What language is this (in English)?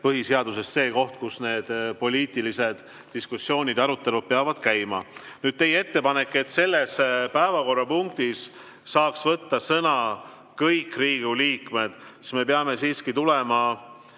Estonian